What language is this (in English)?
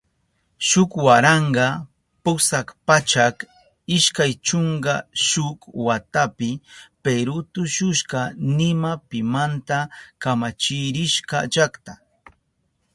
Southern Pastaza Quechua